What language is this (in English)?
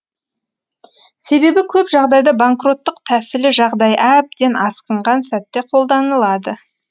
Kazakh